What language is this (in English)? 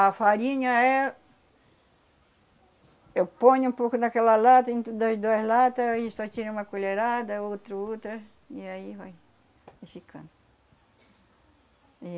Portuguese